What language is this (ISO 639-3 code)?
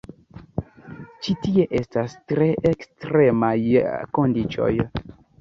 epo